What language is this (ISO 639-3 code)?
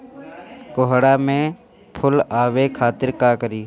bho